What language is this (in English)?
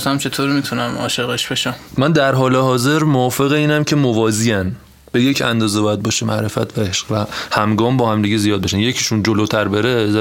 Persian